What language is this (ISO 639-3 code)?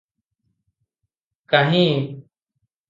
ori